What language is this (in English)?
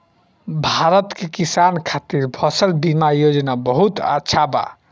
Bhojpuri